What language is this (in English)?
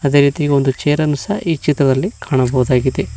Kannada